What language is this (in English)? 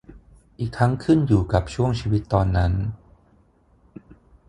Thai